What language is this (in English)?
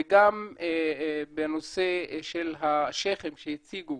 Hebrew